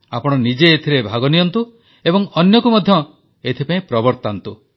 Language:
Odia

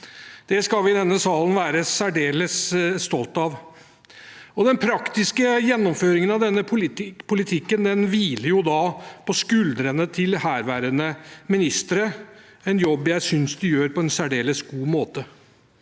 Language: Norwegian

